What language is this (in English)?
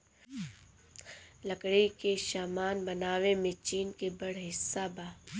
Bhojpuri